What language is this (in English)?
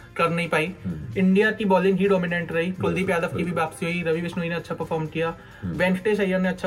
Hindi